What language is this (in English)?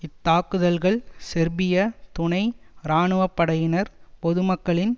Tamil